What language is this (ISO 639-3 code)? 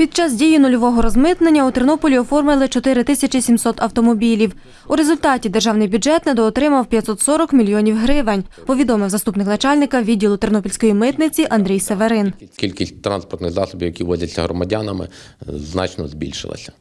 ukr